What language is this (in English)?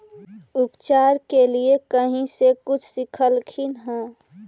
Magahi